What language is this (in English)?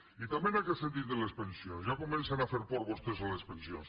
Catalan